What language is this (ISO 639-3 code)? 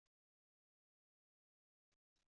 kab